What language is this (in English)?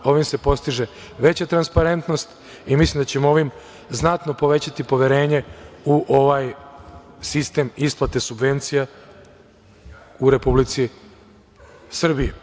Serbian